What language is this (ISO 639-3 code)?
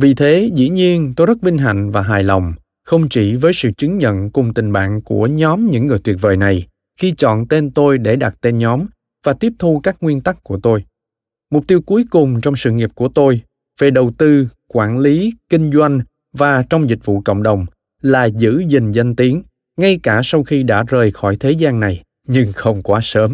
vie